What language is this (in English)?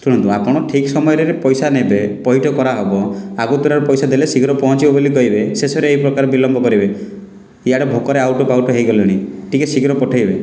Odia